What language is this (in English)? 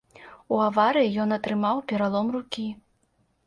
Belarusian